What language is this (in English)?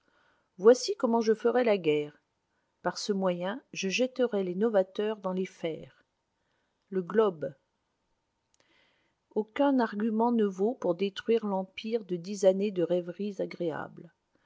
French